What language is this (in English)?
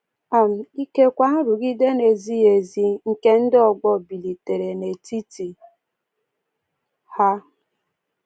Igbo